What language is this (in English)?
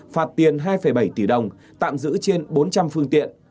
Vietnamese